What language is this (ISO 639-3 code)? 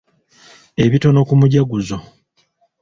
lug